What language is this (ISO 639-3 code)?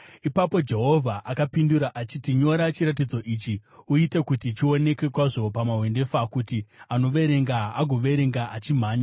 sna